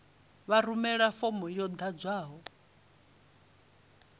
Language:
Venda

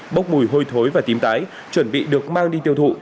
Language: Vietnamese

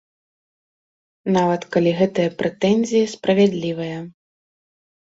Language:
Belarusian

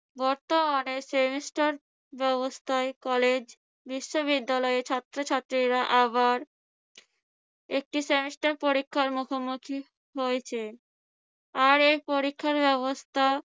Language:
Bangla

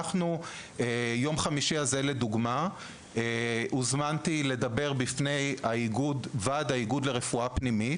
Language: Hebrew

